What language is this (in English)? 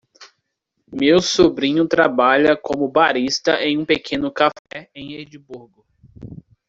Portuguese